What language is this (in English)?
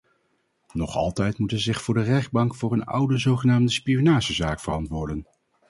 Dutch